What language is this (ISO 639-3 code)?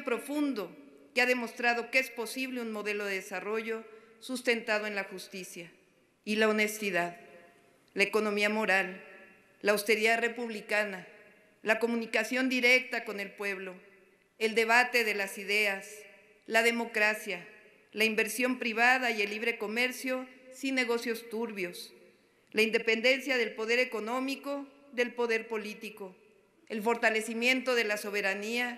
spa